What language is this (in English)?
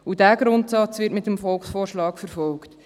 Swiss German